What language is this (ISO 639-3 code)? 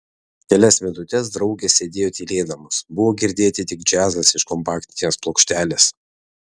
lit